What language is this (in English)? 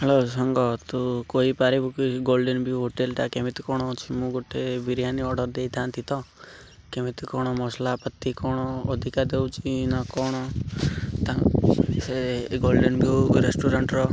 Odia